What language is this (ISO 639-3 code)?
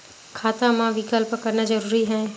hne